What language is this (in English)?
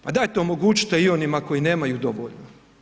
Croatian